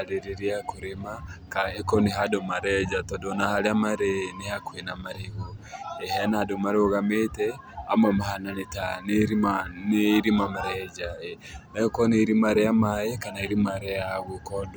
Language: Kikuyu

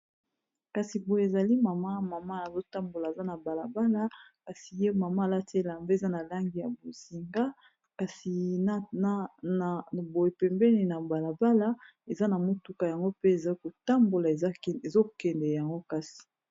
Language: Lingala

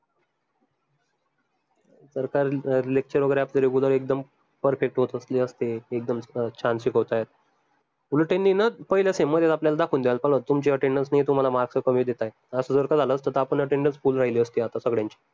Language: Marathi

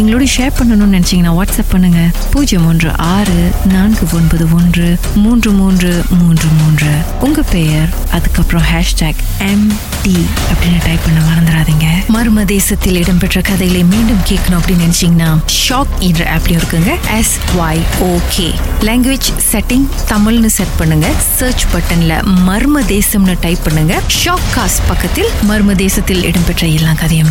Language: Tamil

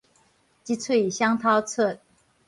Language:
Min Nan Chinese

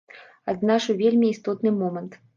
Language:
Belarusian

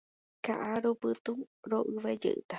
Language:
Guarani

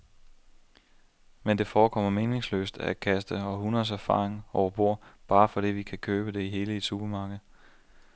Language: Danish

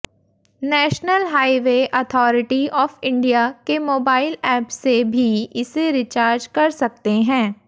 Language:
Hindi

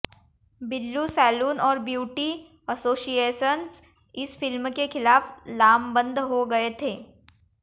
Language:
Hindi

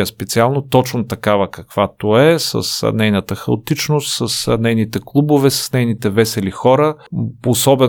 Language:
Bulgarian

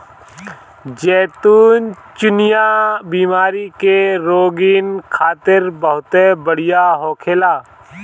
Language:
Bhojpuri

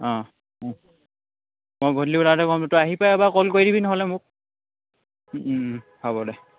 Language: Assamese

